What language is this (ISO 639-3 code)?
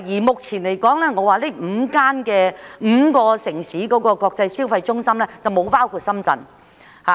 yue